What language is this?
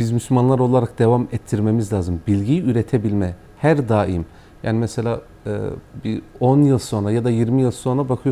Turkish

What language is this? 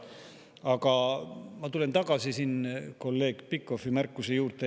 Estonian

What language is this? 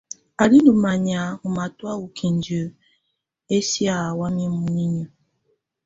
Tunen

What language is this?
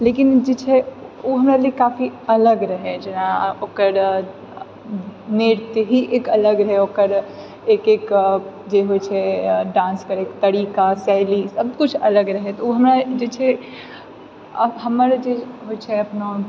Maithili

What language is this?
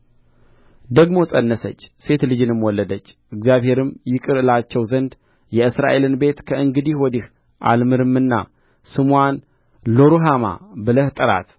Amharic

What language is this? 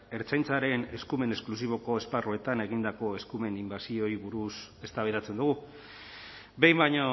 Basque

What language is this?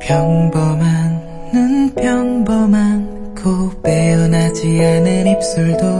Korean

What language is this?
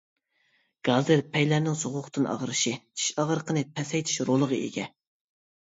Uyghur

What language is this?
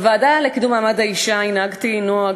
Hebrew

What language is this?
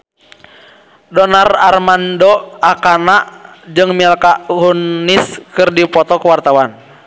Sundanese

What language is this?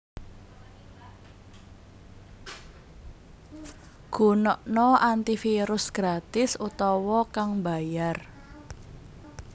Javanese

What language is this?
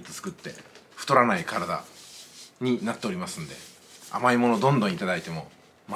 Japanese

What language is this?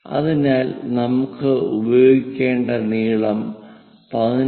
Malayalam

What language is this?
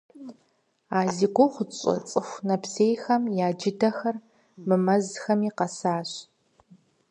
Kabardian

